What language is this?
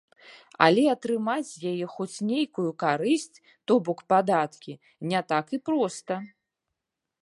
Belarusian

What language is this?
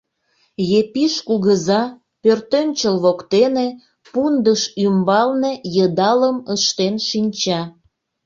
Mari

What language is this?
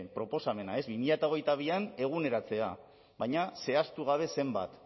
Basque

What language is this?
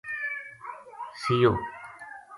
Gujari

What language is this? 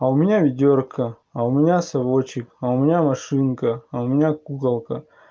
Russian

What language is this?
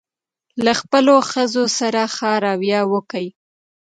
Pashto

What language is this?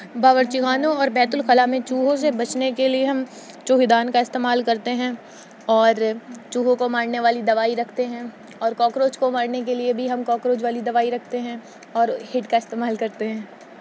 Urdu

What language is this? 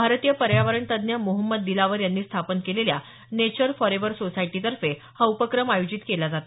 Marathi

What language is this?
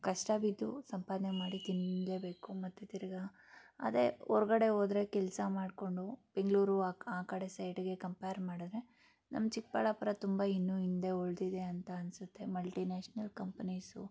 Kannada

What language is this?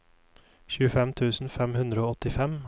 Norwegian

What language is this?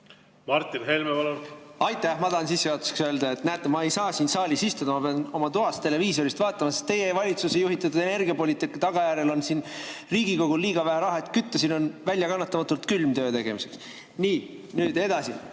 Estonian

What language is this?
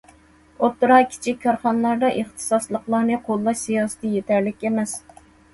Uyghur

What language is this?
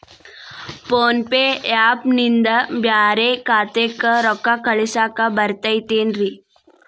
Kannada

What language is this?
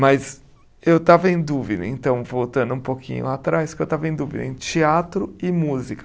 Portuguese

